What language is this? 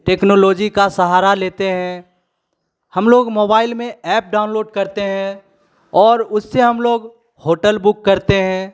Hindi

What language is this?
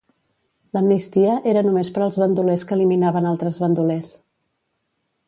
Catalan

